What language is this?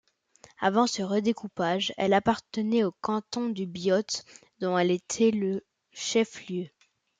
French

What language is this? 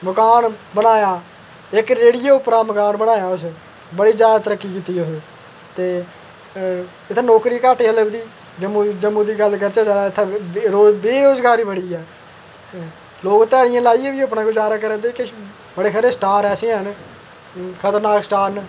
Dogri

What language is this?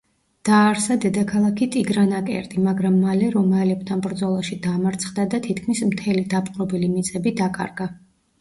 Georgian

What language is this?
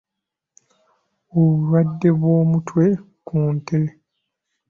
Ganda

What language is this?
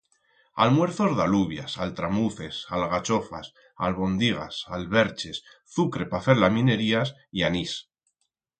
Aragonese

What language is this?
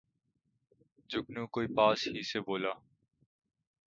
Urdu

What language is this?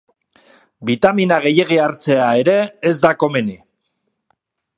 Basque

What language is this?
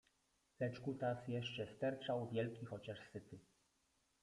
Polish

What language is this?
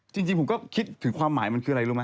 Thai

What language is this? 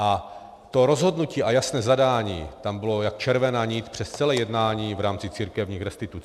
Czech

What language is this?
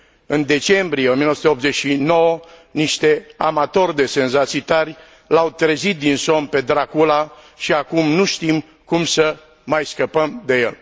Romanian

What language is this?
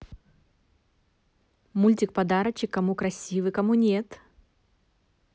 Russian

